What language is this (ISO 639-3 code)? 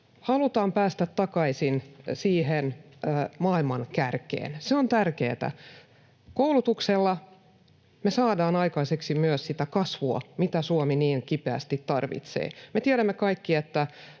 fin